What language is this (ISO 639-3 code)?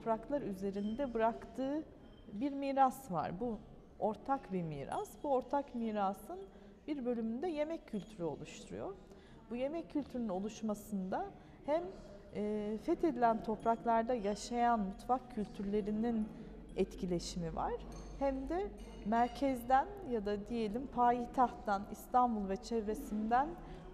tur